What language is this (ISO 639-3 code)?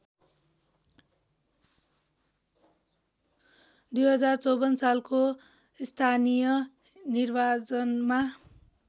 nep